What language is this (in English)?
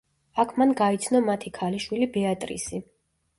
Georgian